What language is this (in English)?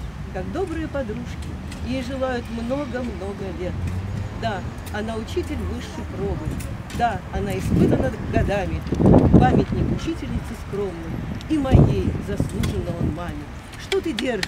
Russian